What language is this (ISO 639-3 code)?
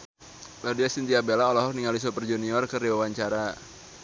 sun